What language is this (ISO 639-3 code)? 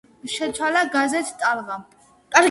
kat